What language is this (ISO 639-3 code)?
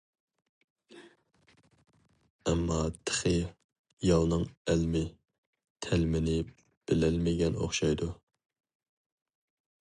uig